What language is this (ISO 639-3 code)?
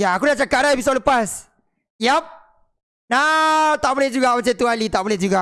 msa